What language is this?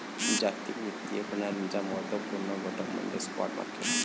Marathi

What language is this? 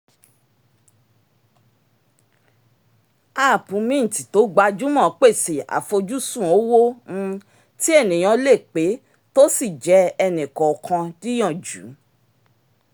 Yoruba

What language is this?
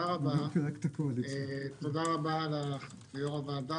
Hebrew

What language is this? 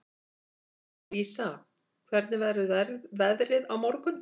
Icelandic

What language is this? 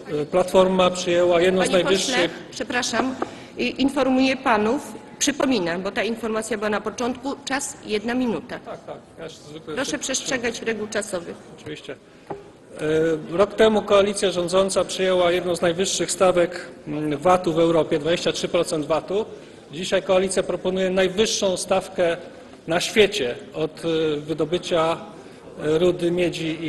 Polish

